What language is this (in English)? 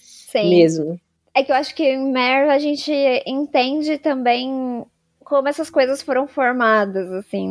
Portuguese